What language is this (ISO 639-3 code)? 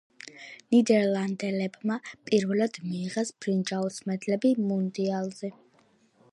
kat